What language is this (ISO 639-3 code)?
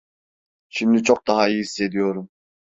tur